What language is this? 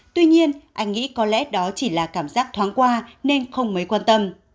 Vietnamese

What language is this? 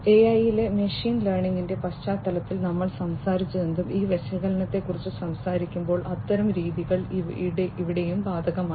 Malayalam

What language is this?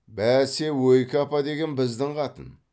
Kazakh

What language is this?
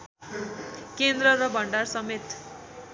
Nepali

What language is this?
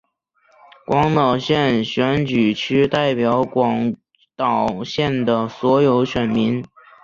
Chinese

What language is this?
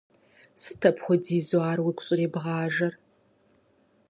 Kabardian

